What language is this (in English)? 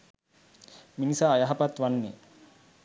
Sinhala